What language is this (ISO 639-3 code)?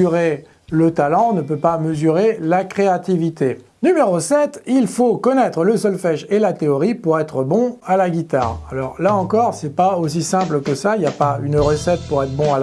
fra